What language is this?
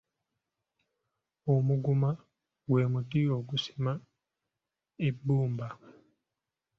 Ganda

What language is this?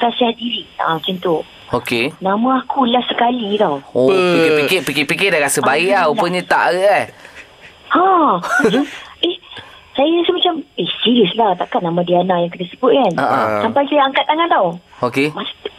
Malay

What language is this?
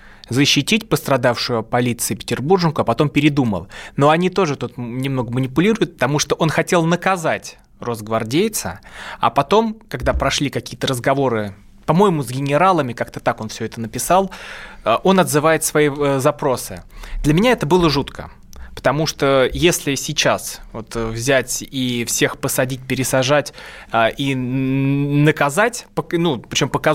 Russian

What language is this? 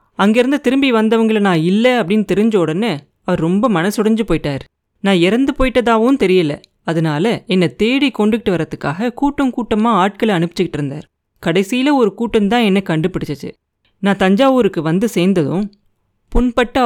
Tamil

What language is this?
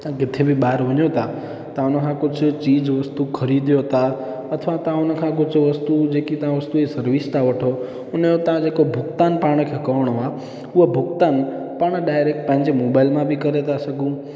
Sindhi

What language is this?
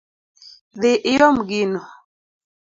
Luo (Kenya and Tanzania)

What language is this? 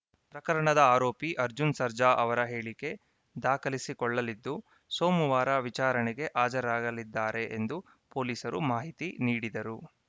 Kannada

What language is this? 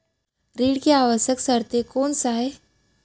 Chhattisgarhi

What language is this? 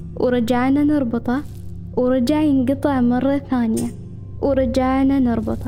Arabic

